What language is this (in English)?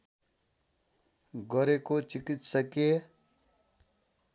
Nepali